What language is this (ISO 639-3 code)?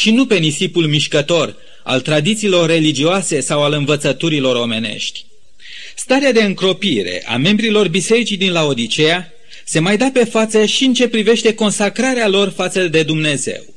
ron